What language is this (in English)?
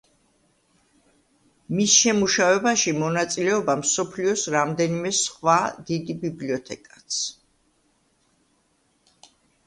Georgian